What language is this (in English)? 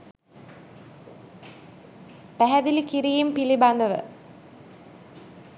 Sinhala